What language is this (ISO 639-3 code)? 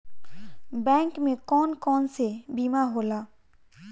bho